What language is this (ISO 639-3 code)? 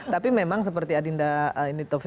ind